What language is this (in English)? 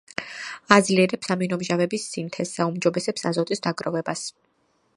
Georgian